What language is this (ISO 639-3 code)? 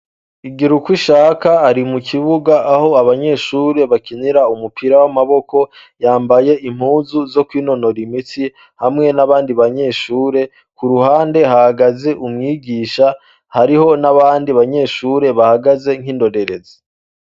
run